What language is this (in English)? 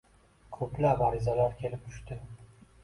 Uzbek